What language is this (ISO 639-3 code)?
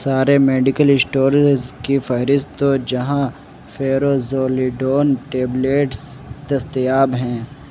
urd